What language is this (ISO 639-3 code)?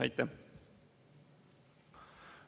est